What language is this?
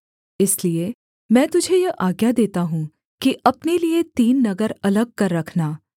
Hindi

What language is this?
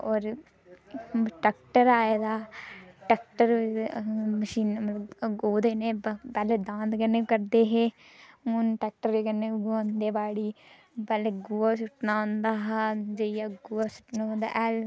Dogri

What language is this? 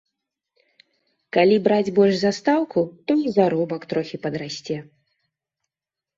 Belarusian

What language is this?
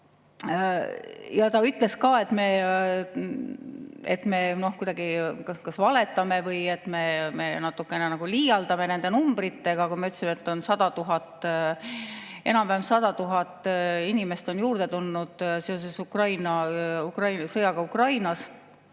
Estonian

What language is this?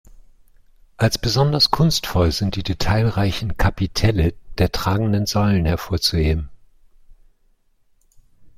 German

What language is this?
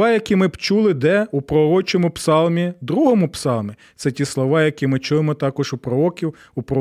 Ukrainian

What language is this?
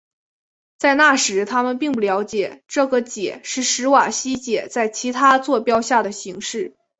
Chinese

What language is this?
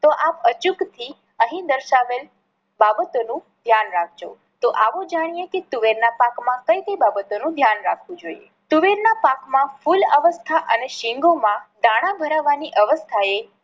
Gujarati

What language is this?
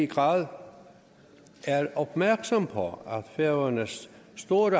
Danish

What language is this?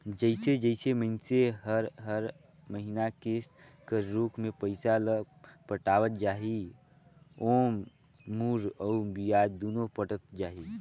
Chhattisgarhi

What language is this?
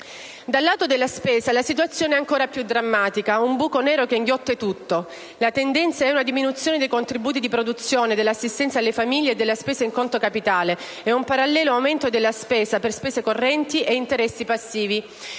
Italian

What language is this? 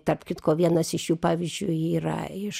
Lithuanian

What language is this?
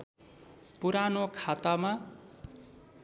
Nepali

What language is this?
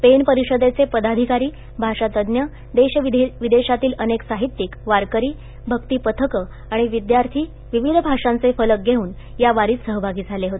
Marathi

